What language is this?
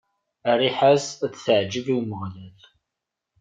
Kabyle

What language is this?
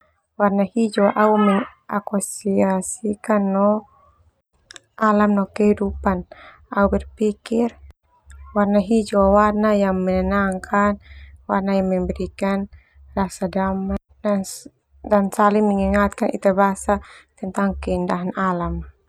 Termanu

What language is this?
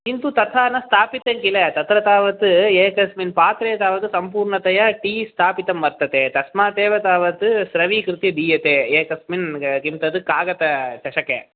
Sanskrit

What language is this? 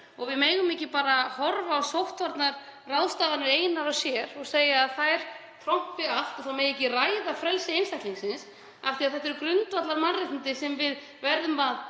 Icelandic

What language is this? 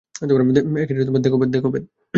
Bangla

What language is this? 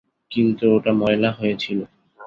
Bangla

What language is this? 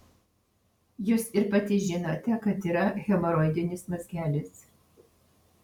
Lithuanian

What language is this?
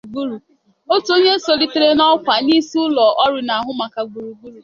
Igbo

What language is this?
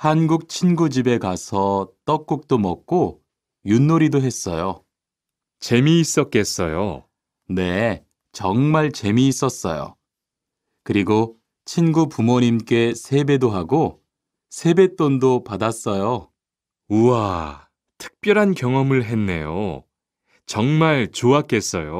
Korean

